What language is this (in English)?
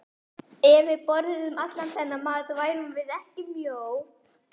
Icelandic